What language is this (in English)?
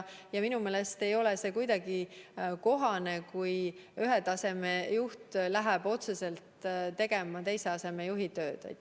Estonian